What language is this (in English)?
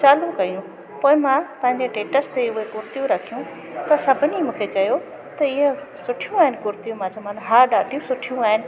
Sindhi